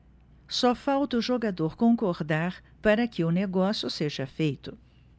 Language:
Portuguese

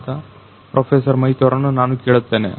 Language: Kannada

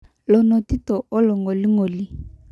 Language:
Masai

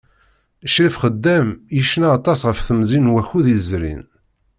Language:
Kabyle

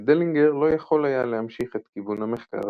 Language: Hebrew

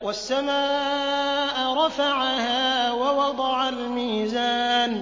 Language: Arabic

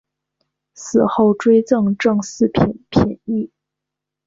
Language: Chinese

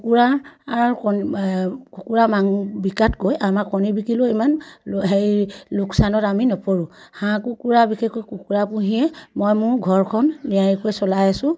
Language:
Assamese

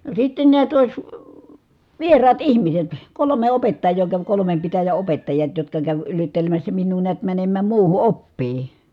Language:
Finnish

